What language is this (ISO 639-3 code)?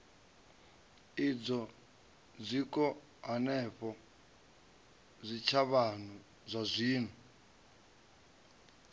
ven